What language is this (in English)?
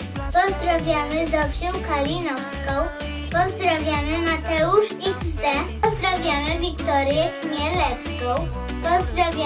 Polish